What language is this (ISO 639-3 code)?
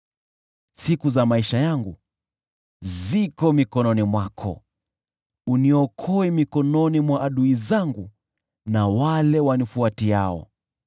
swa